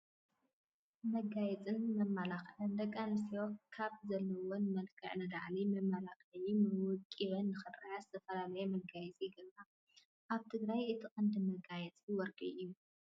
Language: Tigrinya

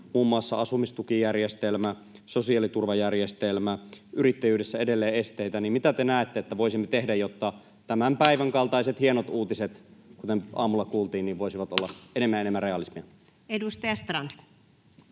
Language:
Finnish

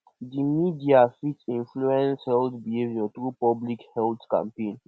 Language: Nigerian Pidgin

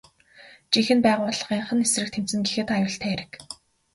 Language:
Mongolian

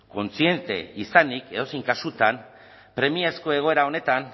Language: Basque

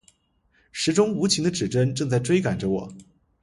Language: Chinese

